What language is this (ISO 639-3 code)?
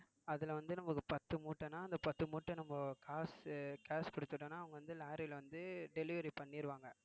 tam